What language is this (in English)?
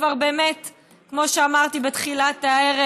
Hebrew